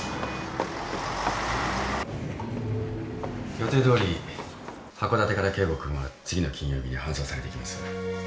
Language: Japanese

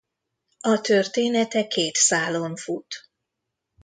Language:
Hungarian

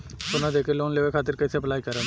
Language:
Bhojpuri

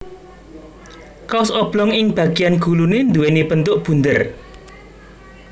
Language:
Javanese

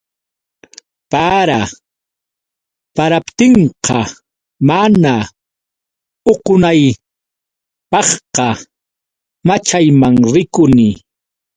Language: Yauyos Quechua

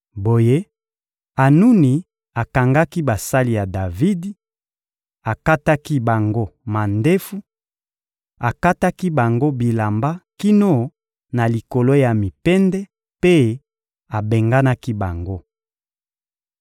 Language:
Lingala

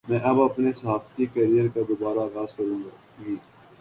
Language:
Urdu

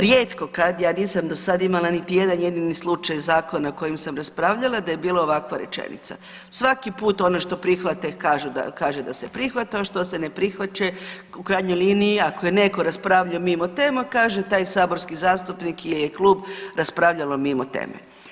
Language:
Croatian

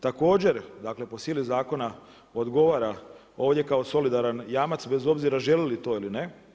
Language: Croatian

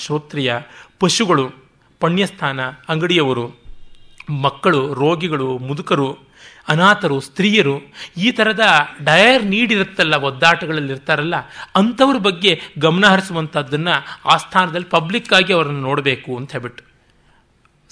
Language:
Kannada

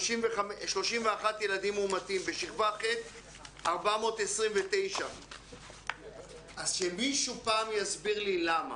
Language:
Hebrew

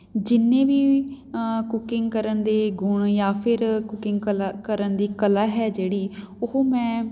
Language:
Punjabi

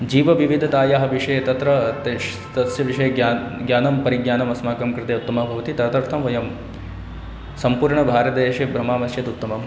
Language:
Sanskrit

